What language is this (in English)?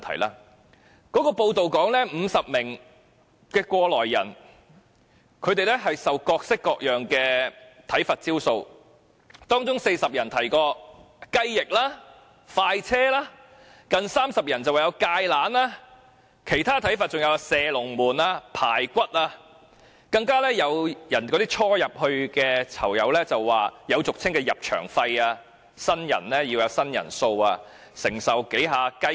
Cantonese